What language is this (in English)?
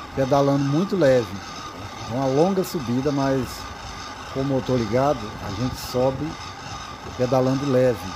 Portuguese